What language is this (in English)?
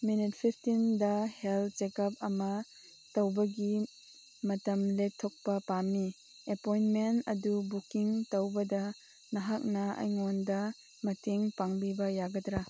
Manipuri